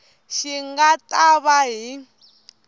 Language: Tsonga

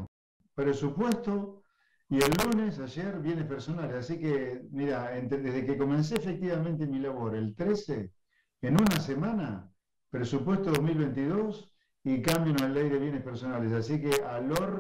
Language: Spanish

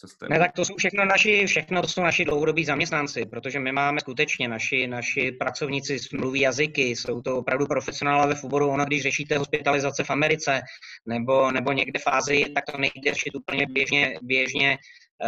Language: Czech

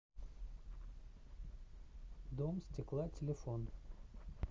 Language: Russian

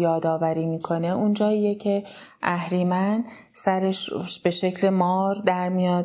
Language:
Persian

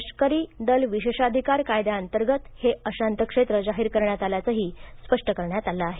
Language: Marathi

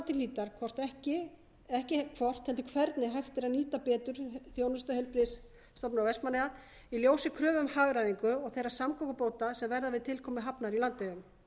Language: Icelandic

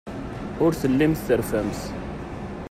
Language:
Kabyle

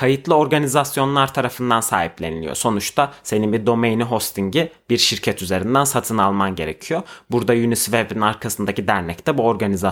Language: Turkish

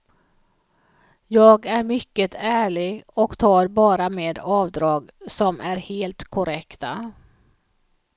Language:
Swedish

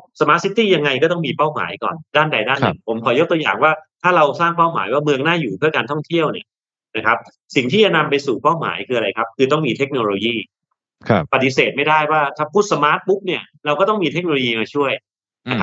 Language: Thai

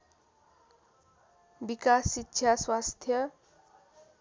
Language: Nepali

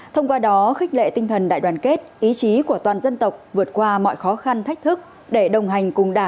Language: Vietnamese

